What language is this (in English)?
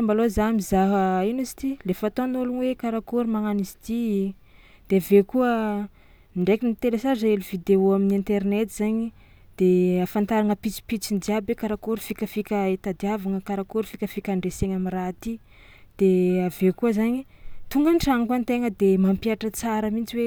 Tsimihety Malagasy